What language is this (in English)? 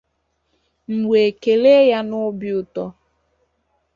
Igbo